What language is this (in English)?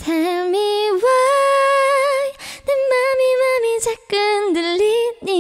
Korean